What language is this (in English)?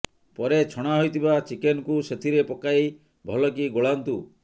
Odia